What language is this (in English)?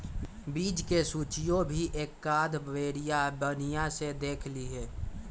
Magahi